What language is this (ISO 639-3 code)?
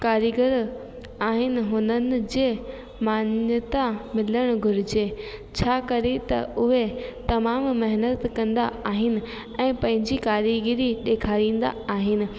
snd